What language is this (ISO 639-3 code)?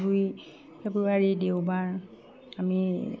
asm